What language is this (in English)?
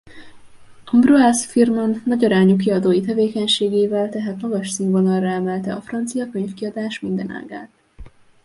Hungarian